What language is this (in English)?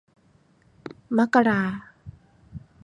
Thai